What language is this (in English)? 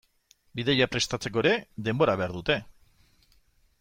Basque